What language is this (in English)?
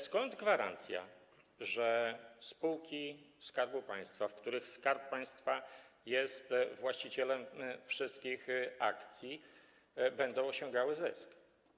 Polish